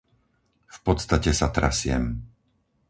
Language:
Slovak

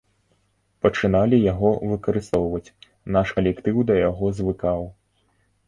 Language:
Belarusian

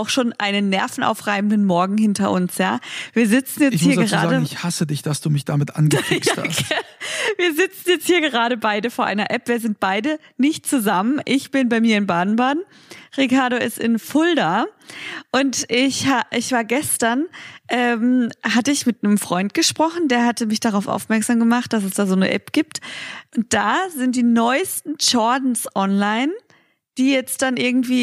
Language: German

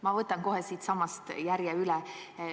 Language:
Estonian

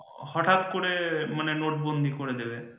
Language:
Bangla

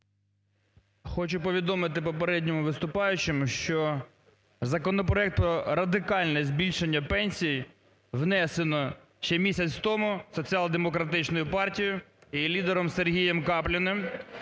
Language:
Ukrainian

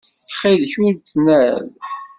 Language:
Kabyle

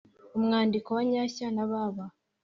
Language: Kinyarwanda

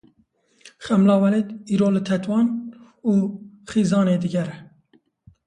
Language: Kurdish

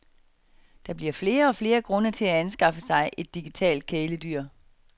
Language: Danish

